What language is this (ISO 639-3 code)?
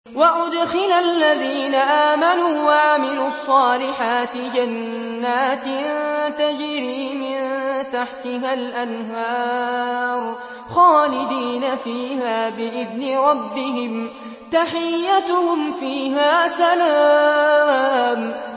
ara